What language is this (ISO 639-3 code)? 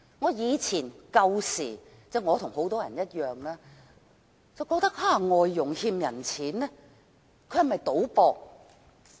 yue